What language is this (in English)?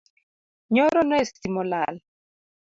Luo (Kenya and Tanzania)